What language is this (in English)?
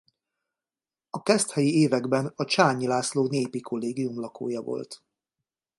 Hungarian